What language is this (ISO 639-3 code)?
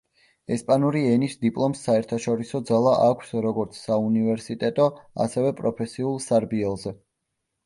kat